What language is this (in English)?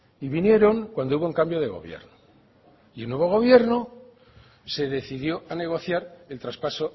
Spanish